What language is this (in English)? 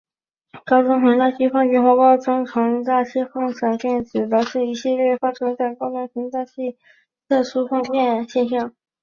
Chinese